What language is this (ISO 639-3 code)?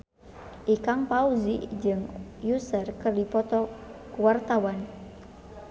sun